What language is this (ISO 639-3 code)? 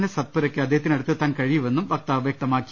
mal